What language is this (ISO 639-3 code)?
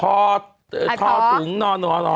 tha